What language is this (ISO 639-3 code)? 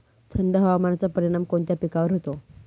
mar